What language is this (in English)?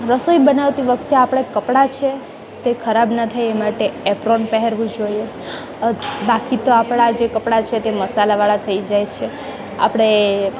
Gujarati